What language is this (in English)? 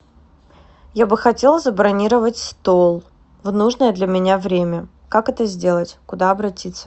Russian